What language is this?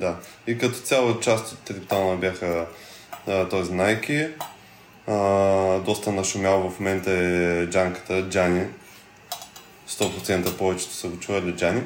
Bulgarian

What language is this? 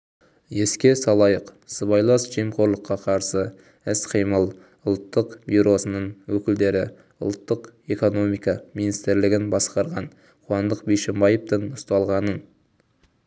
Kazakh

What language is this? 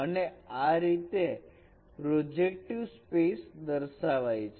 Gujarati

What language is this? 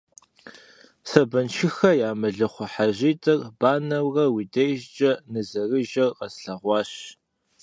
Kabardian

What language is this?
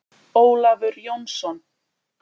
Icelandic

